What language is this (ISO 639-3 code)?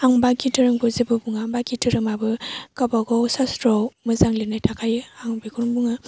brx